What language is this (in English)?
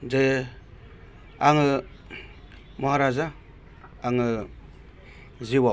Bodo